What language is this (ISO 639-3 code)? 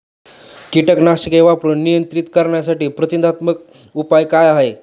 mar